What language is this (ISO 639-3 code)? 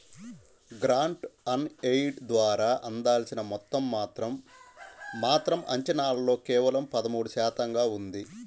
tel